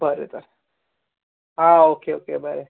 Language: Konkani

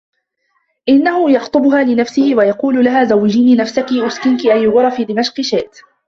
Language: Arabic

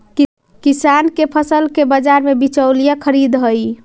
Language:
Magahi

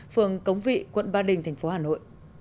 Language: Vietnamese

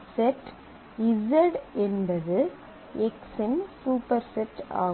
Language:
Tamil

